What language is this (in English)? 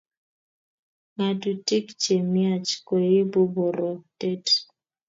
Kalenjin